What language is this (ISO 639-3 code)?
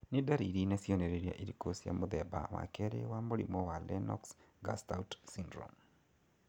kik